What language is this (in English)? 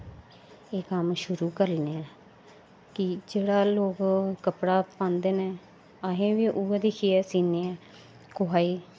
Dogri